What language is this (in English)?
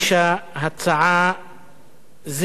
Hebrew